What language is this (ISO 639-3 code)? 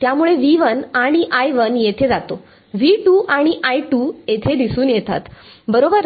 mar